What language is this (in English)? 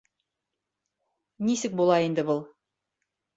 Bashkir